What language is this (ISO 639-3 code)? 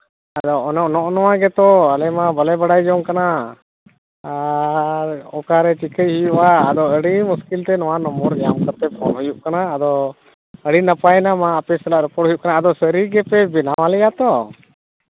sat